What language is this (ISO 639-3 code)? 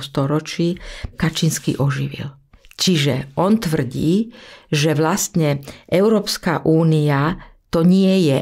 slk